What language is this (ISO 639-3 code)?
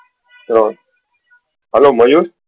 guj